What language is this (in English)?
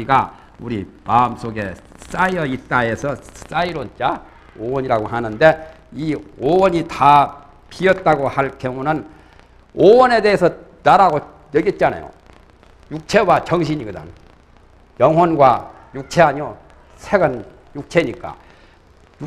Korean